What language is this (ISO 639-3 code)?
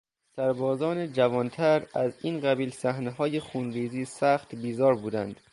fas